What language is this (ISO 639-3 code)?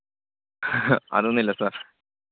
mal